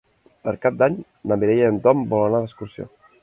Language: Catalan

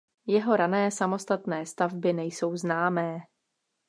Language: Czech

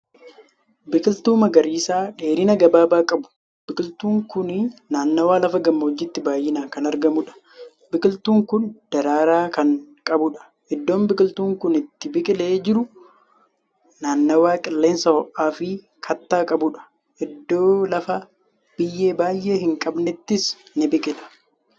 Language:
Oromo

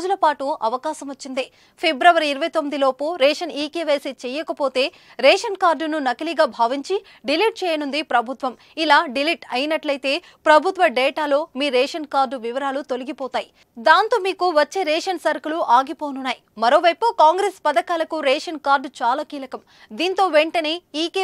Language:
Telugu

